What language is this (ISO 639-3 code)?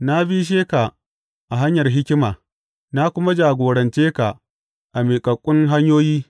hau